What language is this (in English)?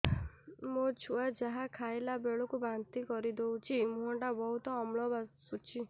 Odia